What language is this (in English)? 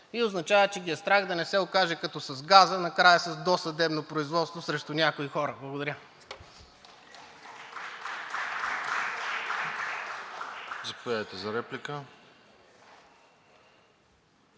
Bulgarian